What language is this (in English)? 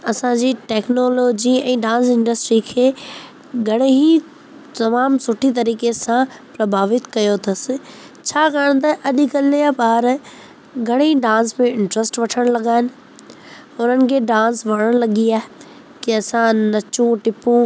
Sindhi